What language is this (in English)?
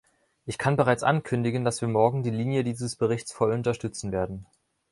German